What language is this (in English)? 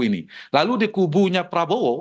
Indonesian